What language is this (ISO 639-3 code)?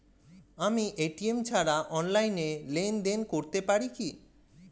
ben